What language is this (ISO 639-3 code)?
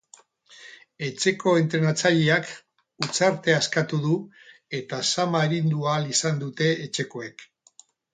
eus